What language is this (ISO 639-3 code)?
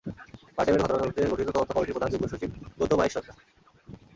ben